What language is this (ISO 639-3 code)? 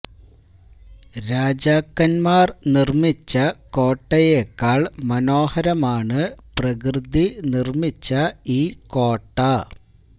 mal